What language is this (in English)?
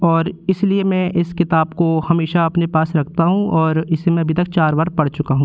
Hindi